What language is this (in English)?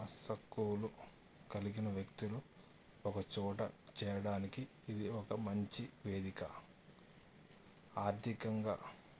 Telugu